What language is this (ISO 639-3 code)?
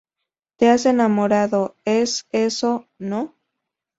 spa